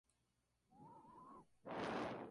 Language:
Spanish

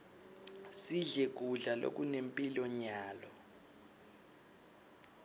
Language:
Swati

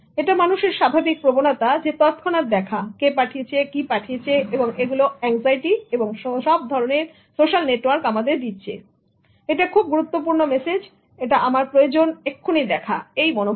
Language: Bangla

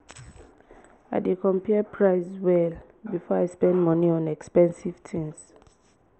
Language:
Nigerian Pidgin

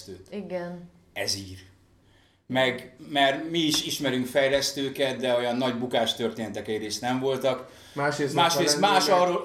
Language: Hungarian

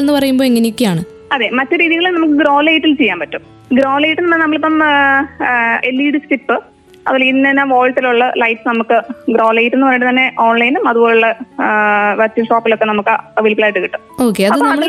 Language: Malayalam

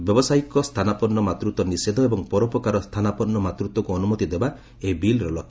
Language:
Odia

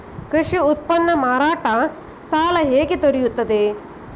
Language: Kannada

